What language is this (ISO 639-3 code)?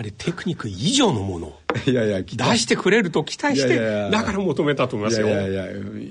jpn